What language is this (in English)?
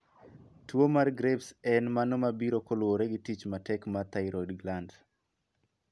Luo (Kenya and Tanzania)